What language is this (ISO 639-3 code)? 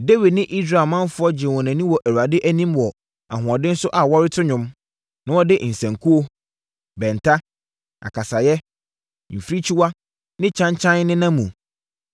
aka